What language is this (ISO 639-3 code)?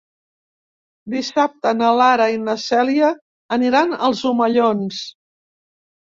cat